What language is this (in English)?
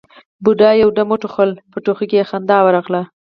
Pashto